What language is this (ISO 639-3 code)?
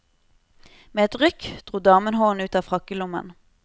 nor